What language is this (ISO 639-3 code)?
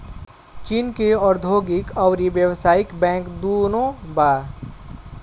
bho